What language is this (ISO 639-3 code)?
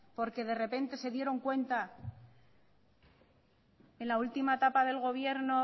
spa